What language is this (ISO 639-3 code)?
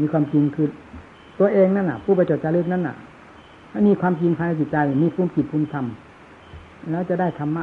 tha